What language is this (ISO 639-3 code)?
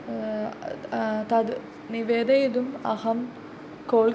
san